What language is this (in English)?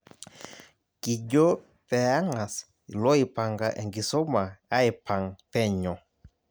Masai